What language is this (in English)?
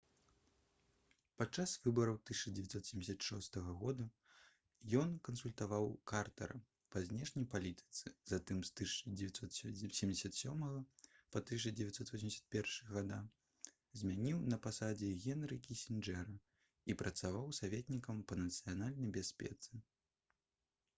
Belarusian